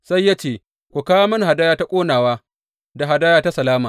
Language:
Hausa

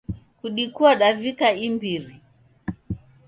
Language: Taita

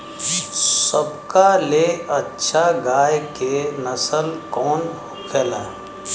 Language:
Bhojpuri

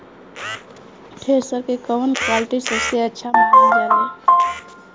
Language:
Bhojpuri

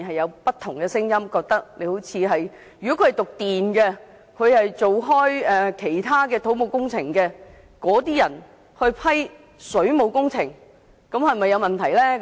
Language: Cantonese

